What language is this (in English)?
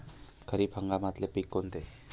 Marathi